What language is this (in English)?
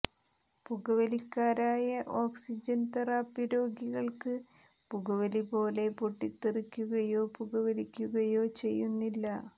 Malayalam